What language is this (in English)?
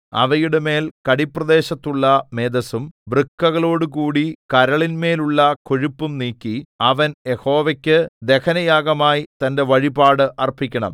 Malayalam